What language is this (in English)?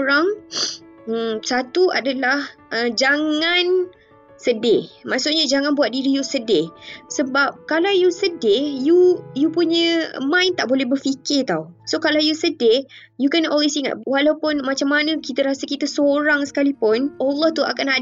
Malay